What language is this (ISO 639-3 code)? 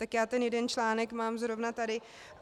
ces